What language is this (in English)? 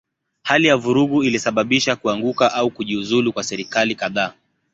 Swahili